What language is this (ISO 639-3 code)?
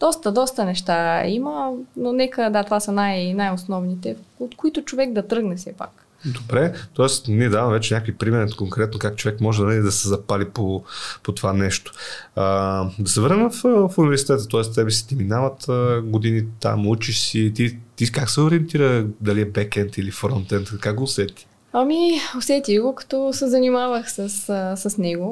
bul